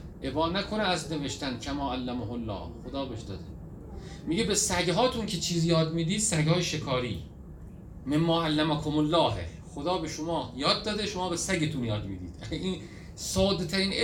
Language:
Persian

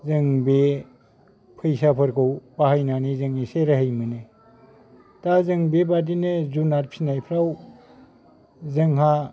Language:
Bodo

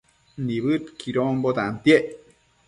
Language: Matsés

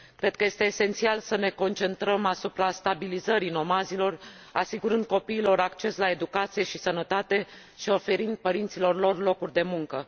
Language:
Romanian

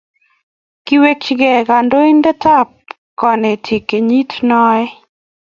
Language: Kalenjin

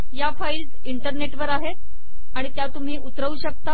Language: Marathi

